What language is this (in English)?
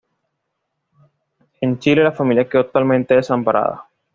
Spanish